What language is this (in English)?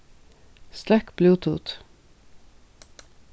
Faroese